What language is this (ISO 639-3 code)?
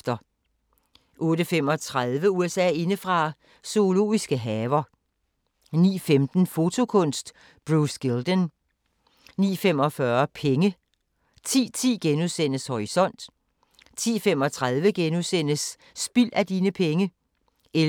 dan